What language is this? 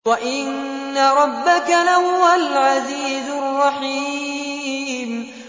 Arabic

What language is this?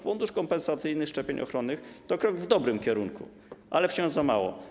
Polish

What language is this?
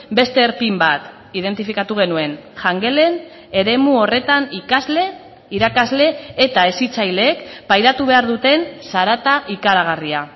Basque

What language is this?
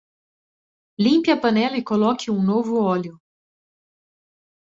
Portuguese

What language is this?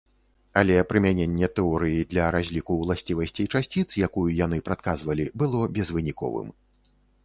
Belarusian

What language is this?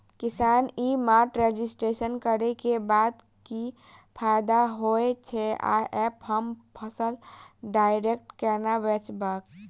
Maithili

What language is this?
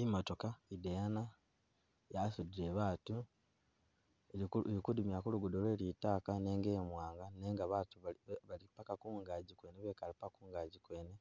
Masaaba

